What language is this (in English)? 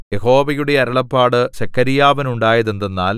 Malayalam